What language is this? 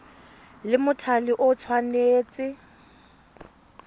Tswana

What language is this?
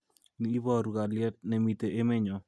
Kalenjin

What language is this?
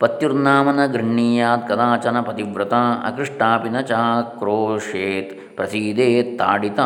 Kannada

